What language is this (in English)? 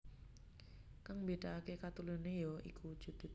Javanese